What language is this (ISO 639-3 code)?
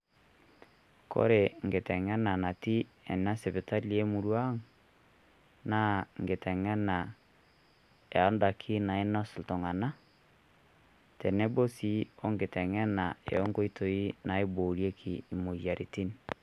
mas